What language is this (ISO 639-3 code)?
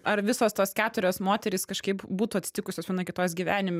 lit